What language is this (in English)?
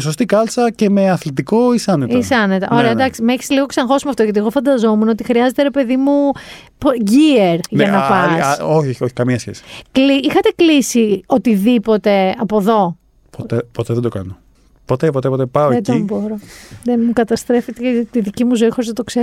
Greek